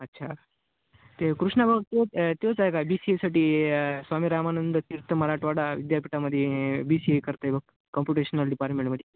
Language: Marathi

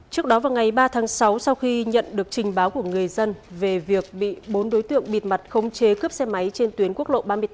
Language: Vietnamese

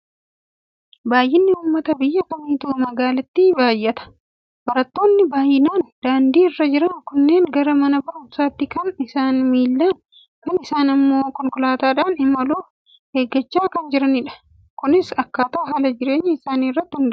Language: Oromo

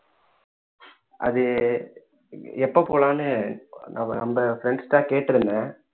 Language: Tamil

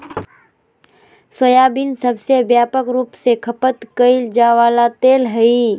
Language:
Magahi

